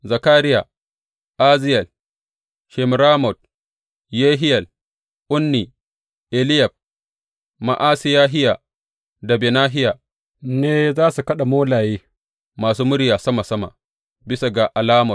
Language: Hausa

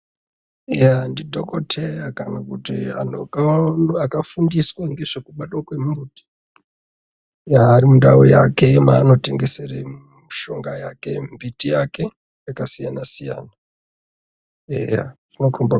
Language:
Ndau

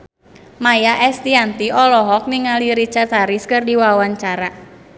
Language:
Sundanese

